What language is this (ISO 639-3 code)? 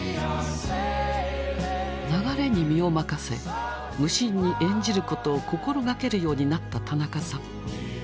jpn